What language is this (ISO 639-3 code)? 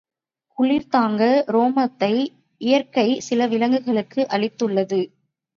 tam